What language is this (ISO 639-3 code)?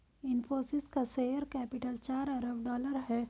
hin